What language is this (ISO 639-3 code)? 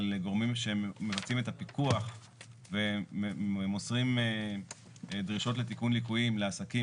heb